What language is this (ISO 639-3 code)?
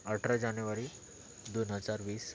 mar